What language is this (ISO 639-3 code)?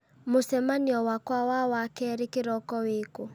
kik